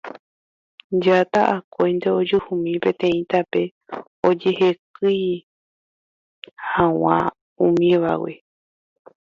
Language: Guarani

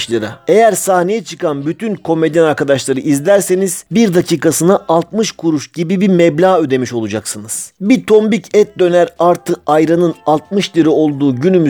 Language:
Turkish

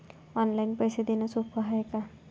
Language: Marathi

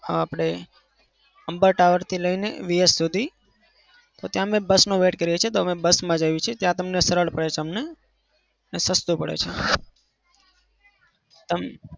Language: Gujarati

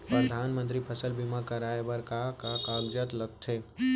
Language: Chhattisgarhi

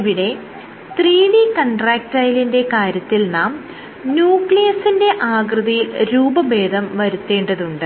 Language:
Malayalam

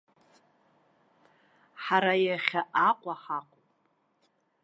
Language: Abkhazian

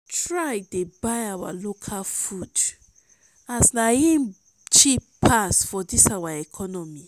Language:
Nigerian Pidgin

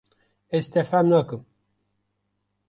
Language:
Kurdish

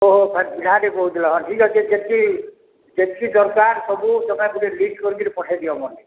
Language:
Odia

